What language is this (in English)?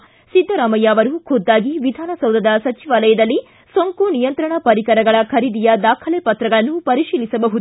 Kannada